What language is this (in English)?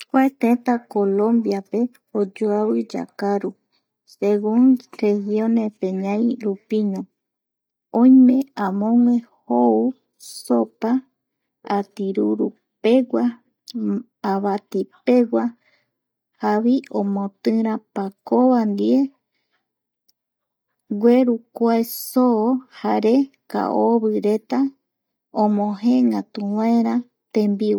Eastern Bolivian Guaraní